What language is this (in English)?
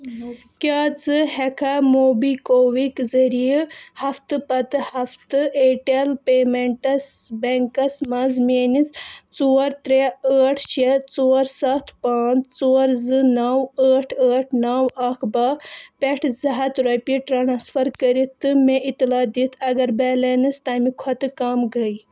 Kashmiri